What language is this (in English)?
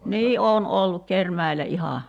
Finnish